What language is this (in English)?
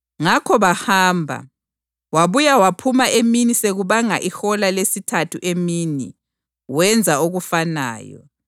North Ndebele